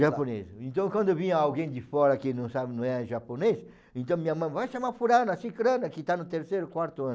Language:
Portuguese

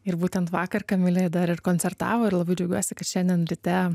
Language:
Lithuanian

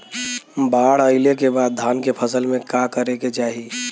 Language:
Bhojpuri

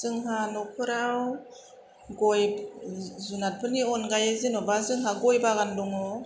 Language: Bodo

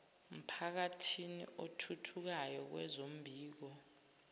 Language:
Zulu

